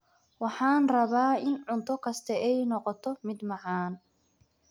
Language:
Somali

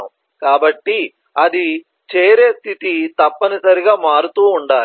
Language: Telugu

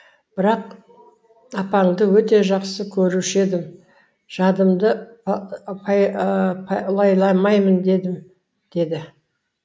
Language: Kazakh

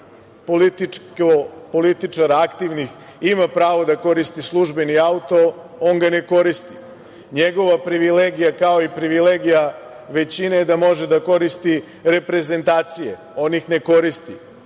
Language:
Serbian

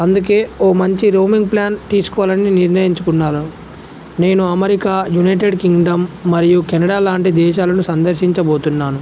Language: Telugu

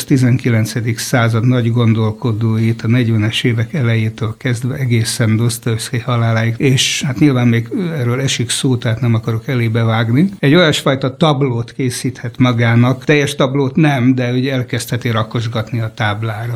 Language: Hungarian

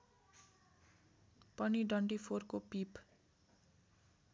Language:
Nepali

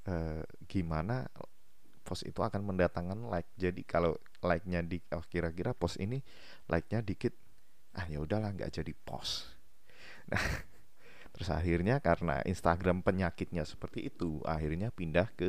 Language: Indonesian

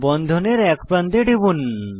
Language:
Bangla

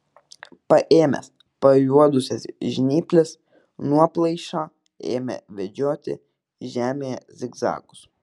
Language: Lithuanian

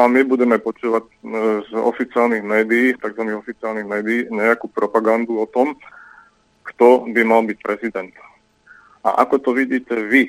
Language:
Slovak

